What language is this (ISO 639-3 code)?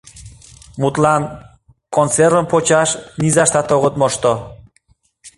chm